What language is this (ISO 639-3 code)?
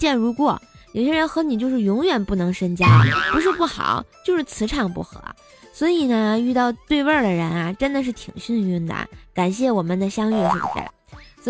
zho